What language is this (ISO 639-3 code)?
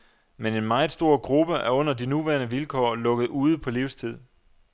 dan